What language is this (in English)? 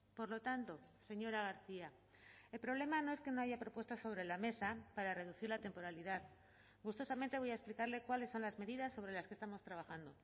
Spanish